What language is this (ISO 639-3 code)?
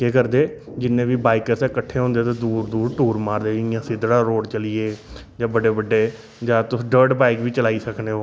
doi